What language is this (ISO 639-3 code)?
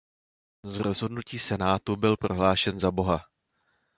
ces